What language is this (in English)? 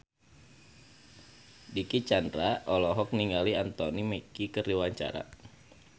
Sundanese